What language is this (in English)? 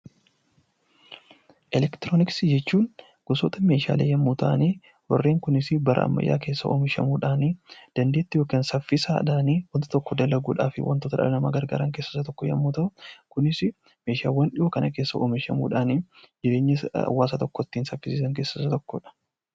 Oromo